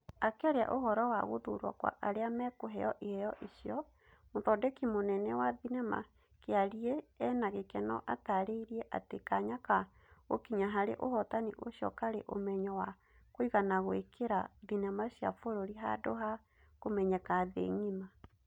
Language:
Kikuyu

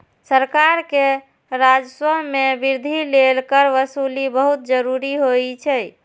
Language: Maithili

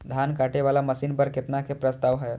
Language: Maithili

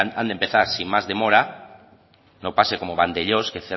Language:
Spanish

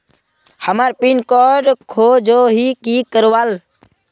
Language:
Magahi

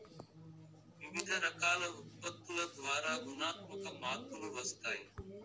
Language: Telugu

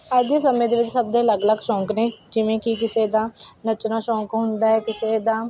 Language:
Punjabi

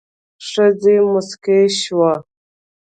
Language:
Pashto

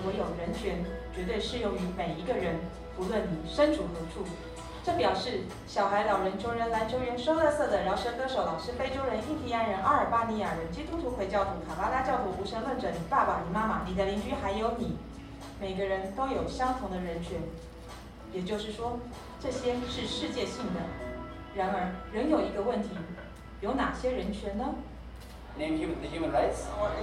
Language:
Chinese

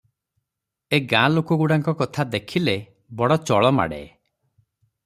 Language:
Odia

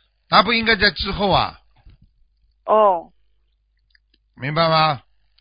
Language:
Chinese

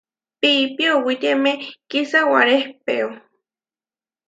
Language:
Huarijio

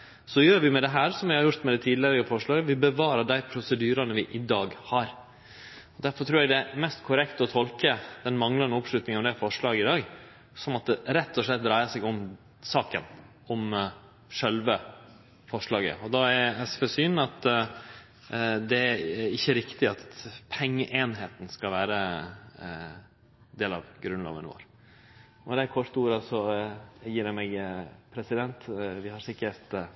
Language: Norwegian Nynorsk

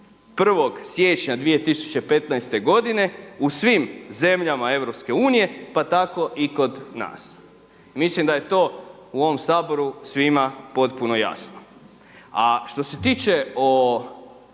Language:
Croatian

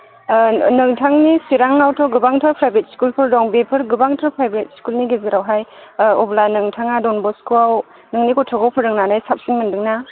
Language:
Bodo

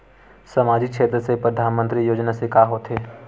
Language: Chhattisgarhi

